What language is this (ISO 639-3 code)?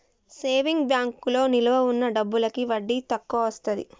tel